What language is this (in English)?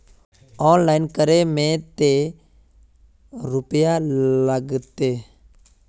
Magahi